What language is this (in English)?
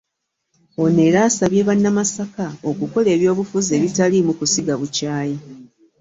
Ganda